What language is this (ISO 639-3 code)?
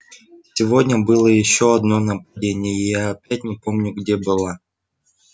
rus